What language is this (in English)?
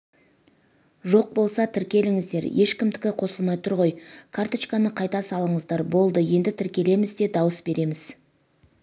Kazakh